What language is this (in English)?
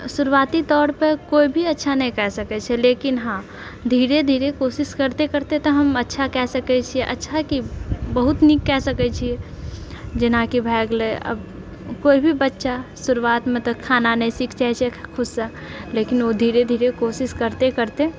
Maithili